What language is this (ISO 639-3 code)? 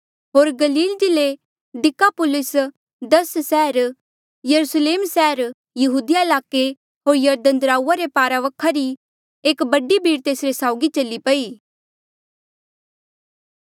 mjl